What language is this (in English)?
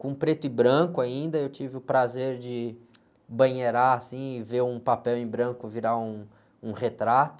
Portuguese